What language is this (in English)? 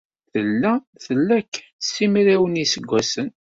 Kabyle